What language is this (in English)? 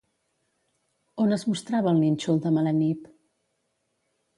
Catalan